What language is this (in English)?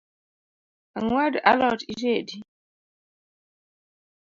Luo (Kenya and Tanzania)